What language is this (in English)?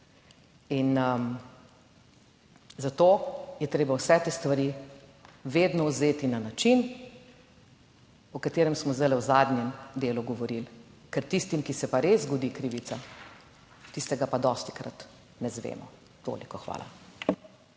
Slovenian